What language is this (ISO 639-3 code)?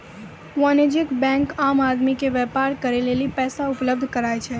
mai